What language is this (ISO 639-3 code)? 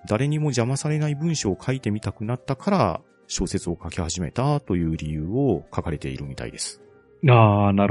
jpn